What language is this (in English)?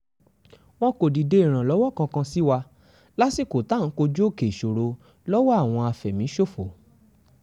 Yoruba